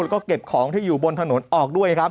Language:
Thai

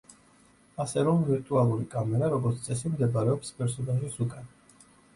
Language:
Georgian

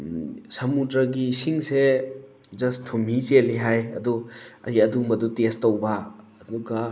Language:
Manipuri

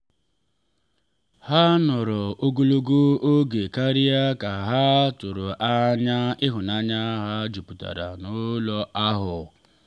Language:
Igbo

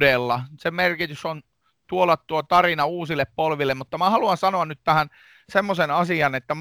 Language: Finnish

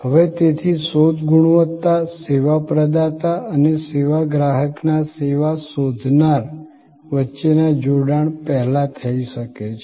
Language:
Gujarati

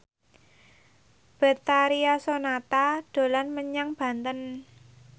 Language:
Javanese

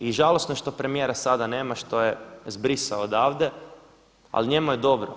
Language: Croatian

